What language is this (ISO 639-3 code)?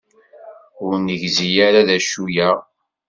kab